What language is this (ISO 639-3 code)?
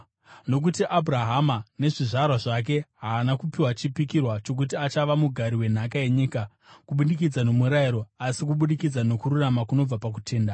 sna